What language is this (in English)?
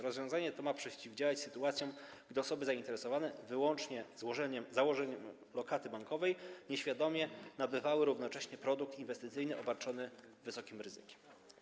Polish